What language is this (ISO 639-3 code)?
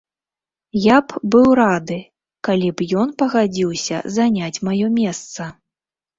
bel